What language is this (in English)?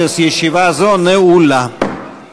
Hebrew